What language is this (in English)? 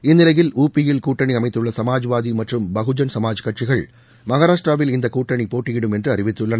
Tamil